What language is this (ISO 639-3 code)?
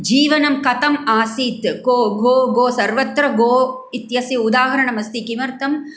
san